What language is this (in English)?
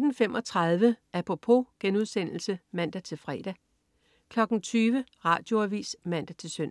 Danish